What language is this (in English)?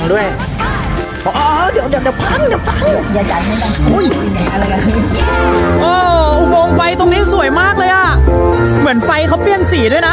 Thai